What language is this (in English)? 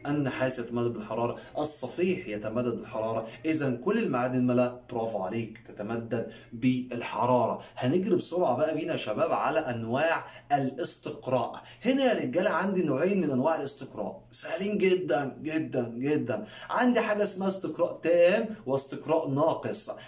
Arabic